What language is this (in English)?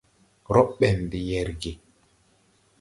Tupuri